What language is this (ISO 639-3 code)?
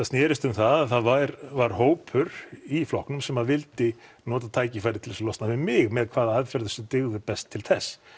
isl